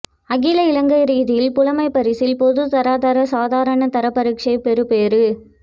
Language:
Tamil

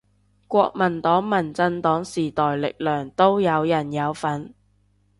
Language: Cantonese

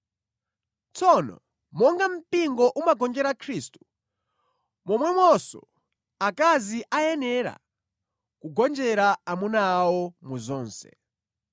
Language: Nyanja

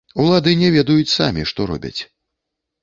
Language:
Belarusian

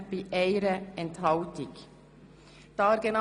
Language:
Swiss German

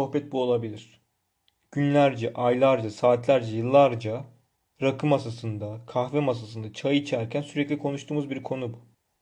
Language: Turkish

